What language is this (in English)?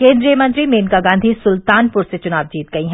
Hindi